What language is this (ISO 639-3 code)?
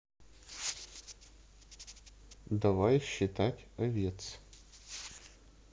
rus